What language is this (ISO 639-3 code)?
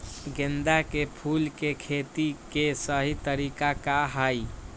mag